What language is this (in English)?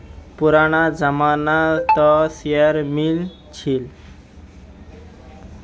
Magahi